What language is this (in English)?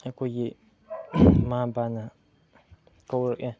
Manipuri